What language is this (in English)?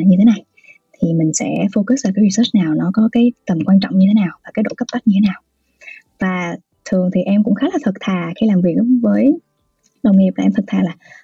Vietnamese